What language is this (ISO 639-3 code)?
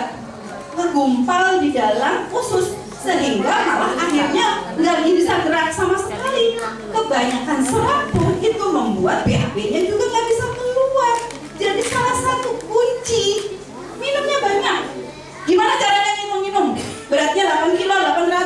ind